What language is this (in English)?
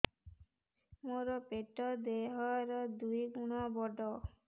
Odia